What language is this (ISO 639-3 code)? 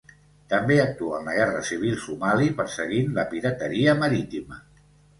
cat